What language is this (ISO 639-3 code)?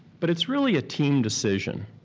eng